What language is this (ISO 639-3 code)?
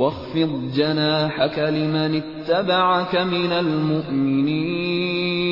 urd